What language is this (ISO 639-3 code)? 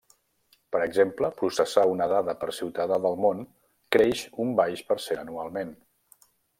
cat